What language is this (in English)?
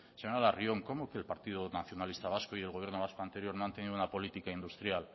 Spanish